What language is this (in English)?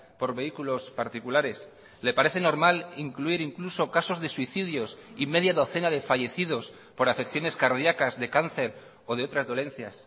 Spanish